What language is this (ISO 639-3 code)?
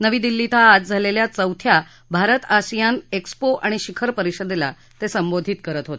mar